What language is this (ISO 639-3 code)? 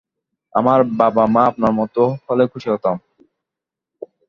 ben